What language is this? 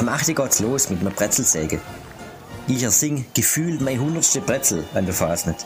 German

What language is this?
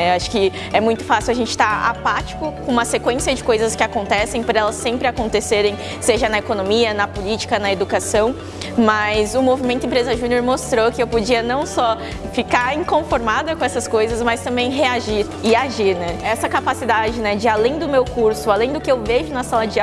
Portuguese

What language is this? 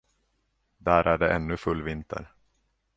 Swedish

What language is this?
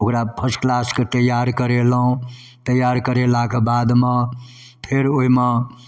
Maithili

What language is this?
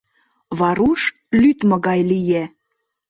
Mari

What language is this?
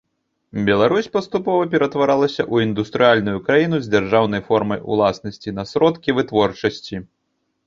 Belarusian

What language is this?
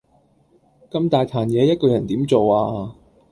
Cantonese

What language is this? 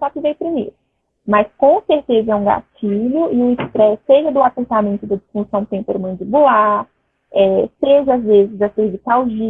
Portuguese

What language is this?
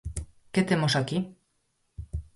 Galician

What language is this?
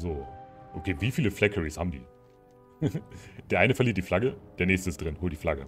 German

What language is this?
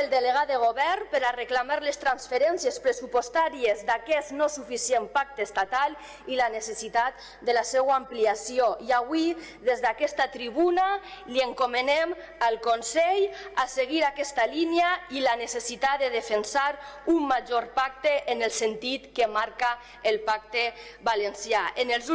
Catalan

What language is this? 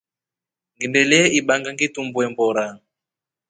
Rombo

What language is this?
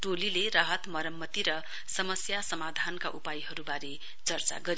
Nepali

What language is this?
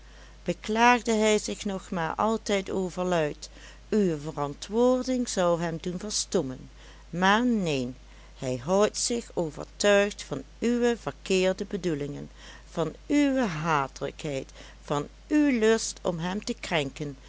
Dutch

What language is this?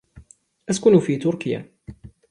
Arabic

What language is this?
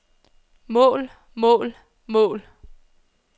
Danish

